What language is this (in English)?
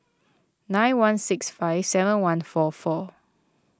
English